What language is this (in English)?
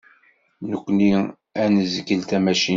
Kabyle